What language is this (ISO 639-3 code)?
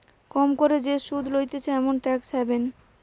ben